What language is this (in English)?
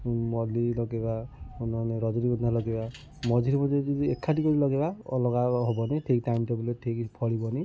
Odia